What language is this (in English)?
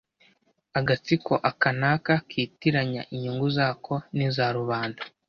Kinyarwanda